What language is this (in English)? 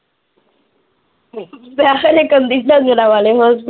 Punjabi